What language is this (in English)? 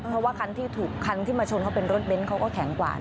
Thai